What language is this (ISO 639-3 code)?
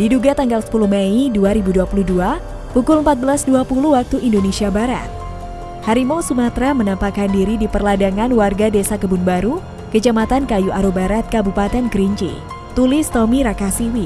ind